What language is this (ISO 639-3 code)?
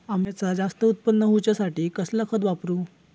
mar